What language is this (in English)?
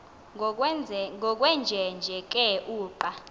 Xhosa